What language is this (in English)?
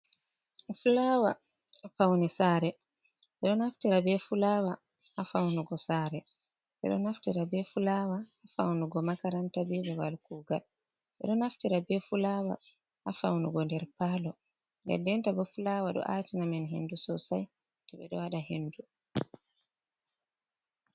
Fula